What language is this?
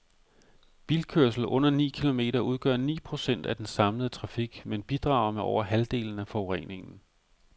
Danish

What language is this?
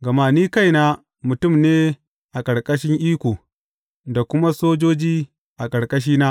Hausa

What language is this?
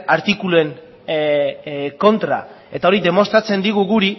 Basque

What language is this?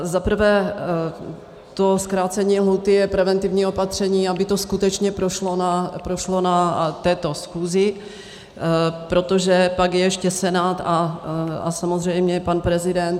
Czech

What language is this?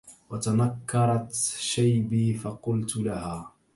Arabic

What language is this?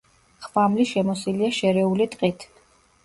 Georgian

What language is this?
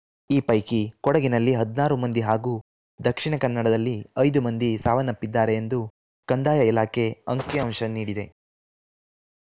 Kannada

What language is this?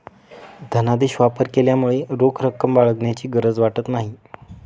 Marathi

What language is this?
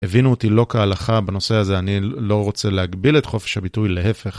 Hebrew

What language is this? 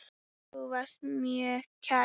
Icelandic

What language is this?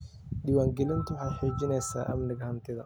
Somali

